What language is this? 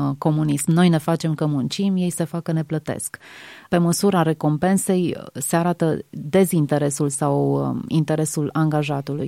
Romanian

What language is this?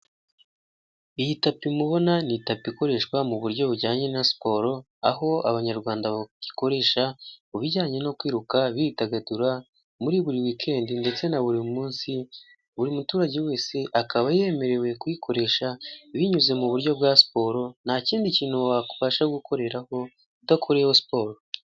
Kinyarwanda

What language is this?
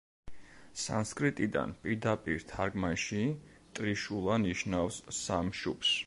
Georgian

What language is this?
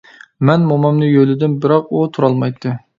Uyghur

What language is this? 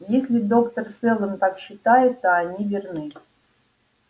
Russian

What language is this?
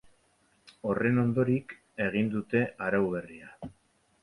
Basque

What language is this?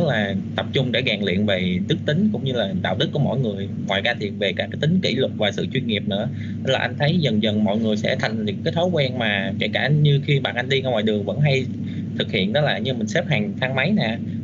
Vietnamese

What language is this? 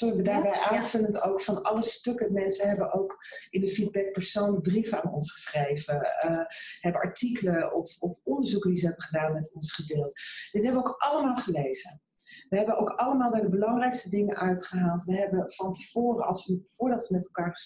Dutch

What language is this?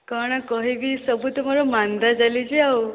Odia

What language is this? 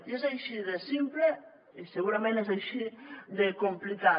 Catalan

